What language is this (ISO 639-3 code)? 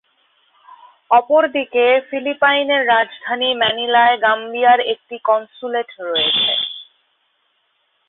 ben